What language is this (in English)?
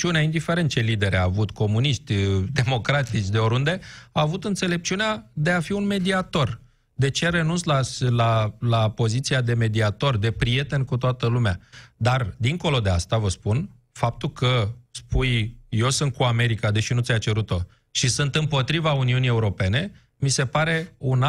Romanian